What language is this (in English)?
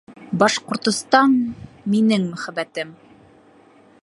Bashkir